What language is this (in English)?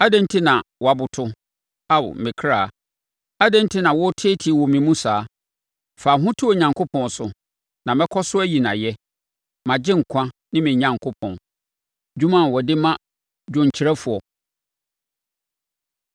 Akan